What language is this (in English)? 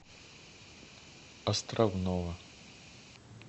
Russian